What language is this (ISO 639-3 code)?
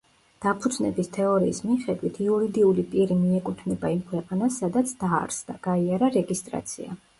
kat